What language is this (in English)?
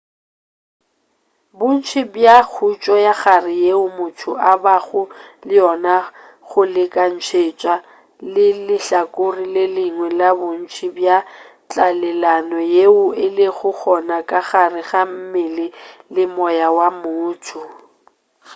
Northern Sotho